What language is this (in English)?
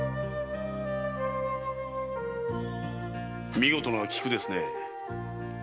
Japanese